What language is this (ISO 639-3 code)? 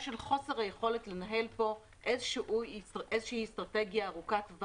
heb